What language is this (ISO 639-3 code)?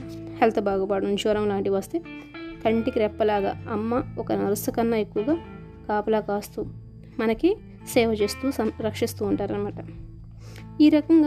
tel